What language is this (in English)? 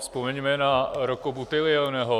Czech